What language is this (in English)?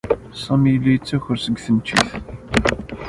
Kabyle